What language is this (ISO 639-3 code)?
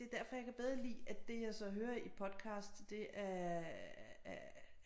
dan